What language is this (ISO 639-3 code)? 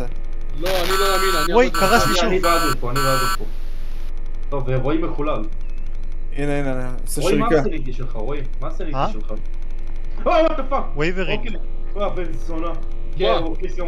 heb